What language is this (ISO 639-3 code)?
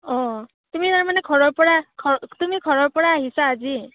asm